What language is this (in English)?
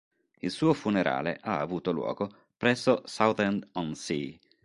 Italian